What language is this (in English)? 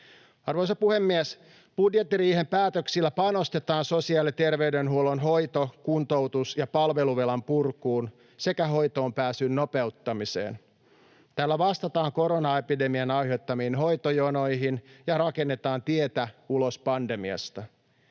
Finnish